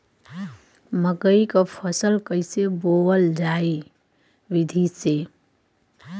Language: Bhojpuri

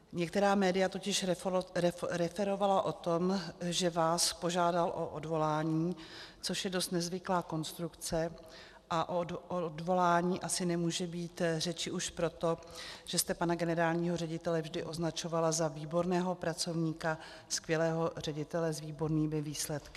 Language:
Czech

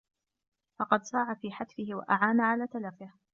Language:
Arabic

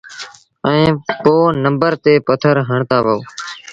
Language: Sindhi Bhil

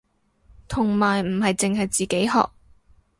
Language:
Cantonese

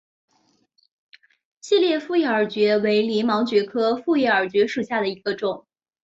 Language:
Chinese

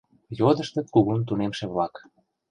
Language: Mari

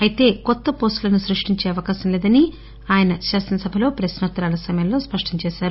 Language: Telugu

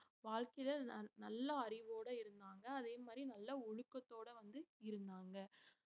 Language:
Tamil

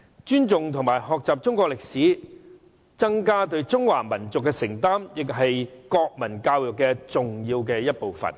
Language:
Cantonese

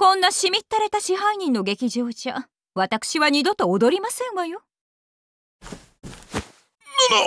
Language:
Japanese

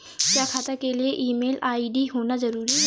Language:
Hindi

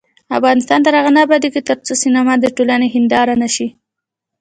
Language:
Pashto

